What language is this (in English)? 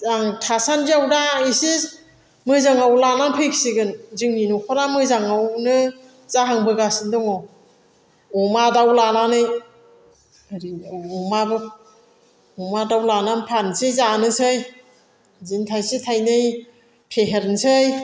Bodo